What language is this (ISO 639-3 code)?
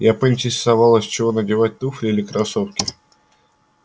rus